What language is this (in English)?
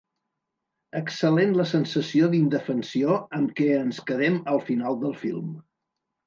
Catalan